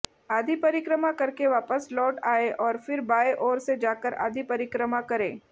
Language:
Hindi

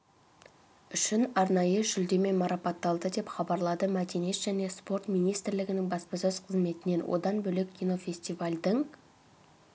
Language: Kazakh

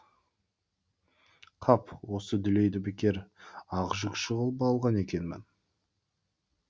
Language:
Kazakh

